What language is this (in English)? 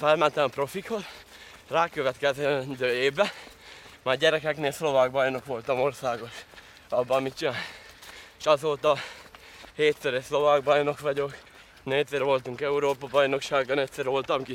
Hungarian